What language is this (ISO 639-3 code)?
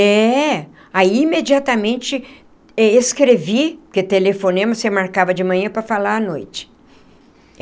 por